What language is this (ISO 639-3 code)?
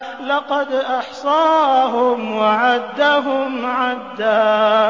ara